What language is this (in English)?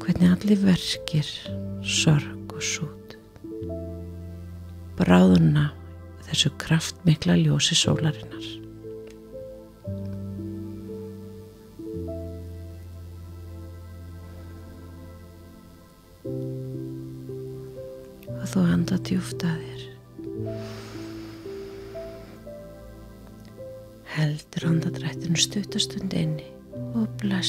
Dutch